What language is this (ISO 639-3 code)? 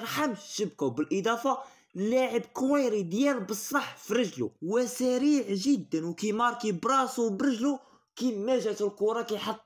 ara